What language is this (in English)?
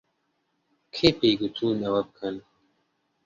Central Kurdish